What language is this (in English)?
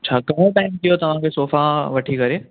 Sindhi